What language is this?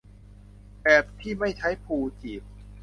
Thai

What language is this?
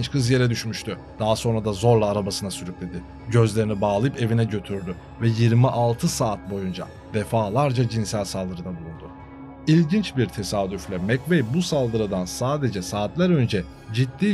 Turkish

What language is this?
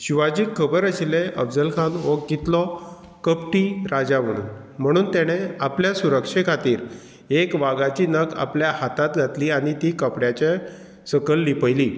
Konkani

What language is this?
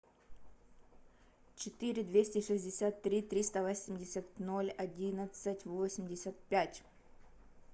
Russian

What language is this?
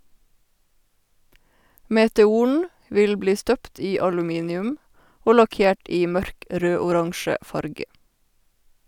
Norwegian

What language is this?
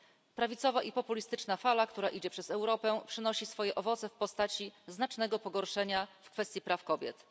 Polish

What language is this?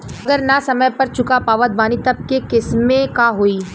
Bhojpuri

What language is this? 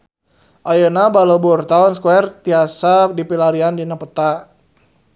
Sundanese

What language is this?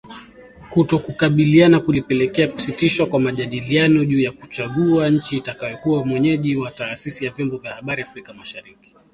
Swahili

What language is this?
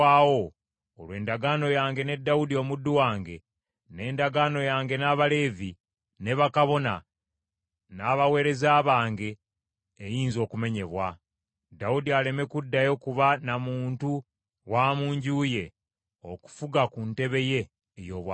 Ganda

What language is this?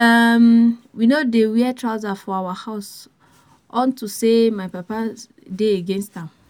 Nigerian Pidgin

